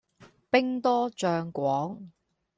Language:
Cantonese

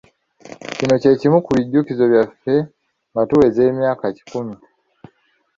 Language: Ganda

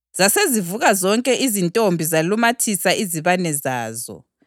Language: North Ndebele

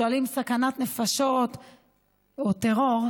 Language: Hebrew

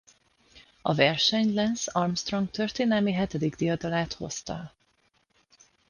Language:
Hungarian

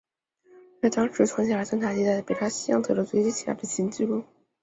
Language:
Chinese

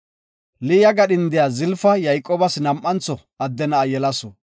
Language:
Gofa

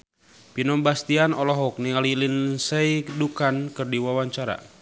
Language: Sundanese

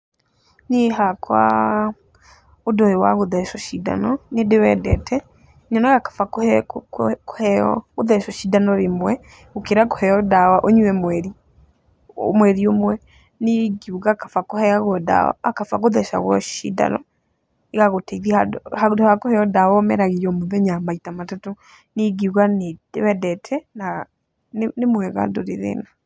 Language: Kikuyu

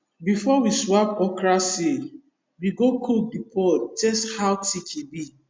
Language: Nigerian Pidgin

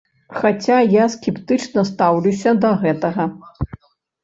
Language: Belarusian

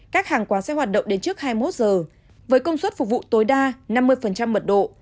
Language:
Vietnamese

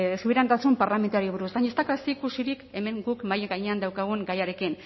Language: Basque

